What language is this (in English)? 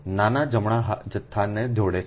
Gujarati